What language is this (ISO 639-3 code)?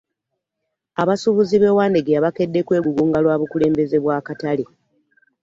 lug